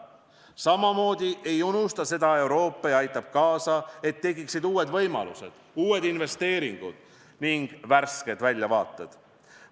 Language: Estonian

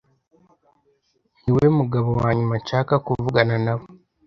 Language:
Kinyarwanda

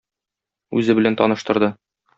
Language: Tatar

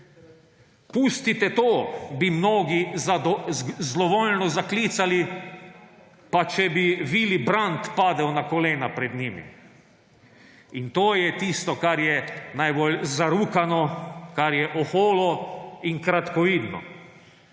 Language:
Slovenian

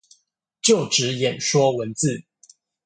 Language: Chinese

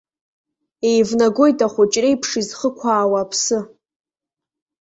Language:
Abkhazian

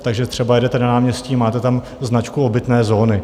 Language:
Czech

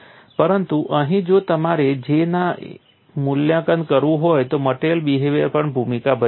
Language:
Gujarati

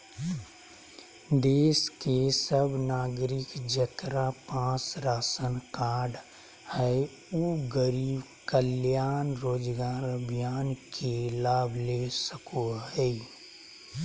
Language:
Magahi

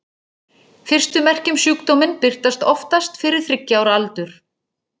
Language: Icelandic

